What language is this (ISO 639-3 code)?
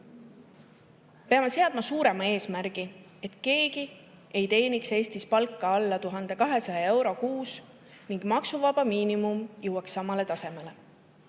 est